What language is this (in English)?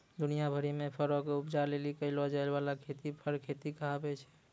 Maithili